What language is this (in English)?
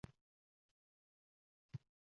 Uzbek